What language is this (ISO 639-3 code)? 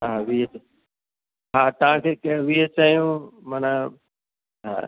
snd